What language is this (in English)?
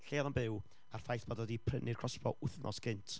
Welsh